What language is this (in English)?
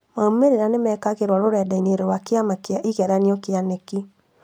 Kikuyu